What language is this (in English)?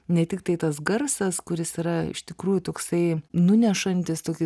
Lithuanian